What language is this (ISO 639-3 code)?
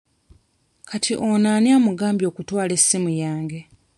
lug